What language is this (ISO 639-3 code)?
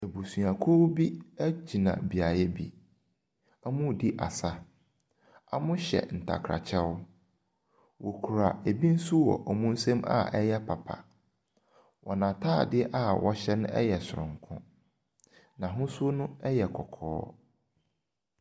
aka